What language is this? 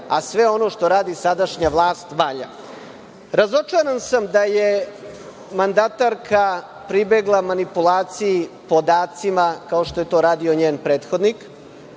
Serbian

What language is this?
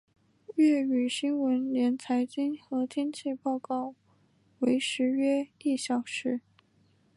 Chinese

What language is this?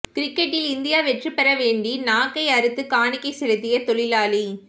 Tamil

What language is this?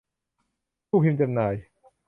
Thai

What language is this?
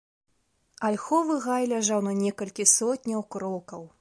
Belarusian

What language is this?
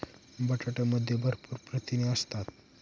Marathi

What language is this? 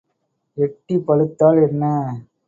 Tamil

